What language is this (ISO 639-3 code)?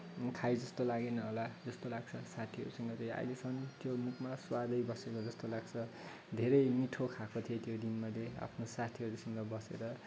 nep